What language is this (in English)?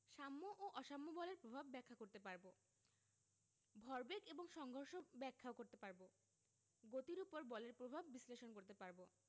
Bangla